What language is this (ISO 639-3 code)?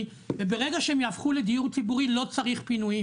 heb